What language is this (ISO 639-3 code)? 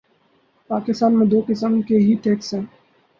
urd